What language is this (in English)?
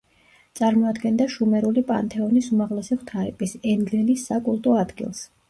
Georgian